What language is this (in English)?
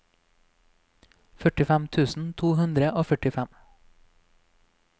Norwegian